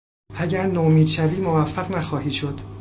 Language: Persian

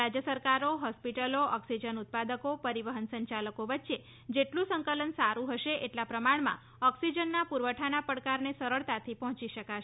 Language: Gujarati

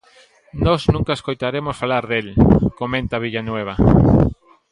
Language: Galician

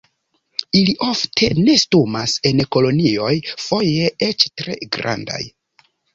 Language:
Esperanto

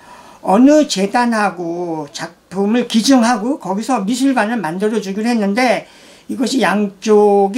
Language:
Korean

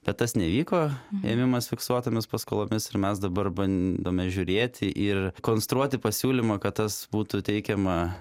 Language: Lithuanian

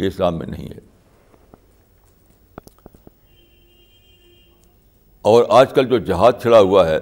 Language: Urdu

